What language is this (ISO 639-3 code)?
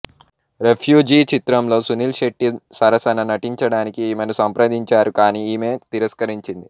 tel